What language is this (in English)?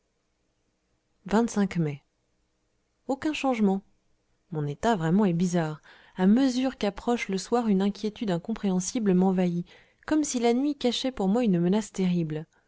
French